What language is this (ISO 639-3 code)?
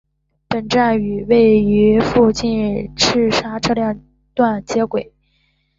zho